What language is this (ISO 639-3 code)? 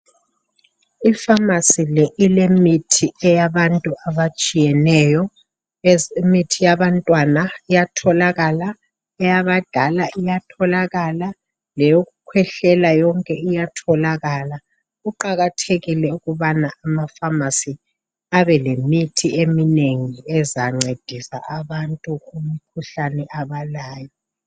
nde